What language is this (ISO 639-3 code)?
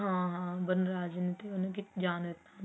pan